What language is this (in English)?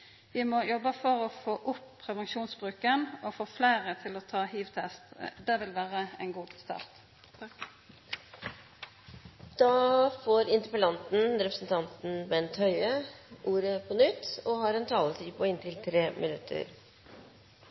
Norwegian Nynorsk